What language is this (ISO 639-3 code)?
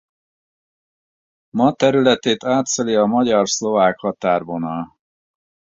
hun